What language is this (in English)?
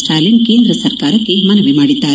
Kannada